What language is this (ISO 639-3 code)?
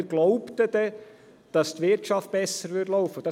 gsw